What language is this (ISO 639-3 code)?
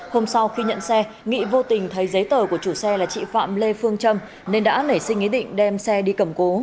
vie